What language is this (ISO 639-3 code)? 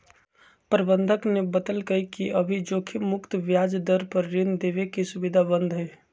mag